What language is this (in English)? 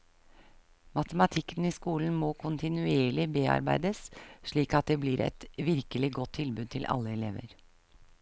Norwegian